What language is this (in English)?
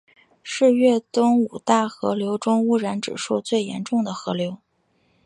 Chinese